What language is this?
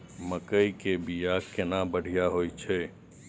Maithili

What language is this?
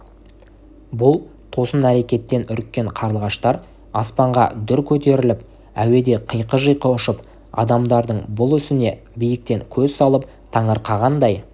Kazakh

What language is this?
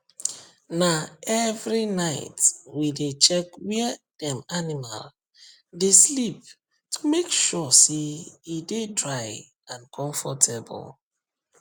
Nigerian Pidgin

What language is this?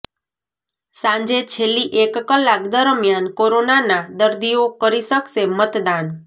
Gujarati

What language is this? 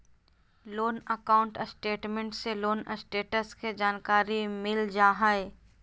Magahi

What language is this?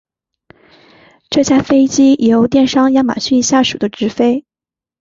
Chinese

